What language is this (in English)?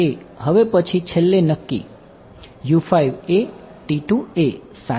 Gujarati